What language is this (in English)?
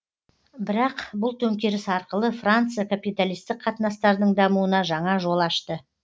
Kazakh